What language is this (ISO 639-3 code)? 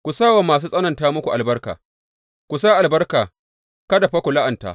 hau